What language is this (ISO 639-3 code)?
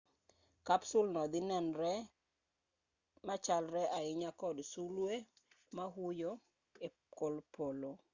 luo